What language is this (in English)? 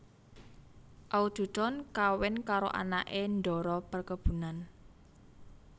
Javanese